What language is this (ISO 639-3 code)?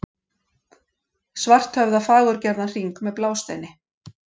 isl